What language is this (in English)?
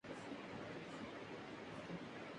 Urdu